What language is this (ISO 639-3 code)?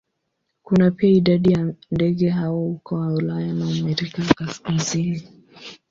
swa